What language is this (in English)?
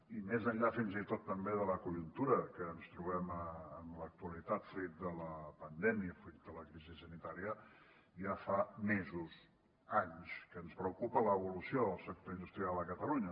Catalan